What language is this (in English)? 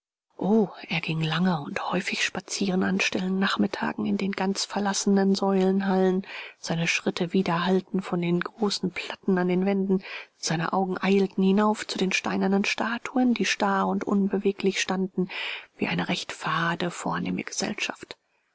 German